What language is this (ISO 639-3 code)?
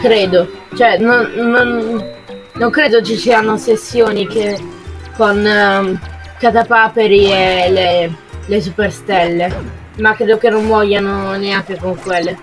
ita